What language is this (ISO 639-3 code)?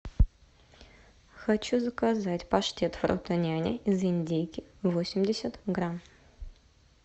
rus